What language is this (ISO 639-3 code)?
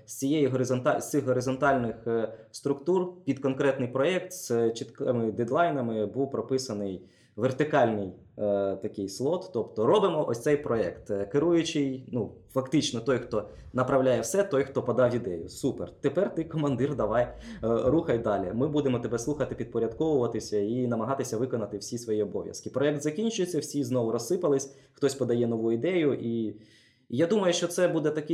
ukr